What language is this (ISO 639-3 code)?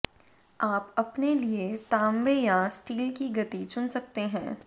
hin